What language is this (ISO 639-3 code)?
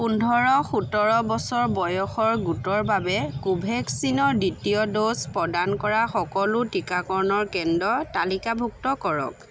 asm